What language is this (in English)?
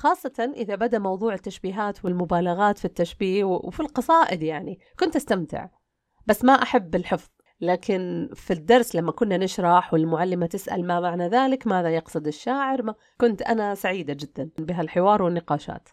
Arabic